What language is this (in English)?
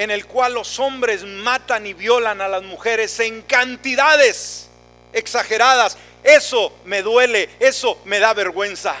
Spanish